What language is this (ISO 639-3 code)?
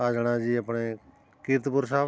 pan